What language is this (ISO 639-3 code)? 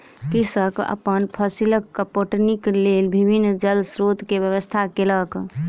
mai